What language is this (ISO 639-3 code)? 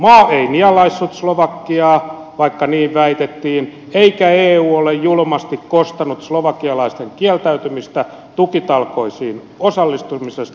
fin